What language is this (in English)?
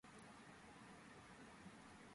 Georgian